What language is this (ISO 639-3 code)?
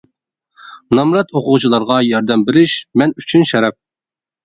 uig